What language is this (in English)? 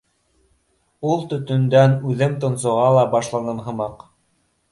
Bashkir